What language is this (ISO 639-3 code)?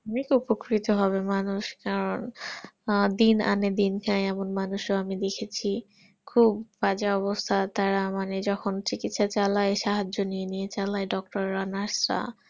ben